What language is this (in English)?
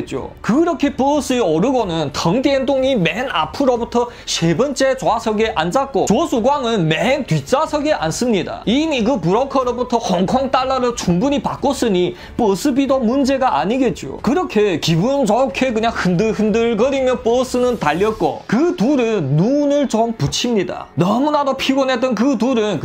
Korean